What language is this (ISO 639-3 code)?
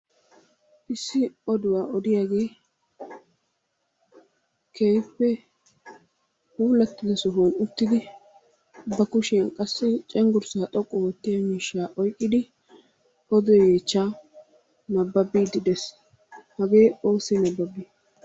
wal